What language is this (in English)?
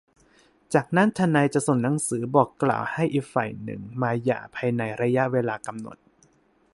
Thai